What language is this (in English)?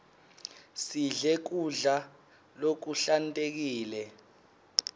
Swati